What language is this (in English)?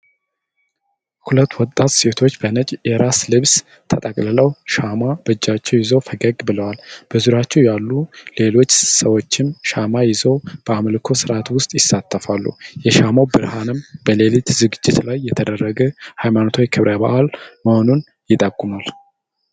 Amharic